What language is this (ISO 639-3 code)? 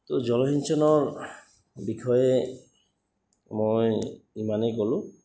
asm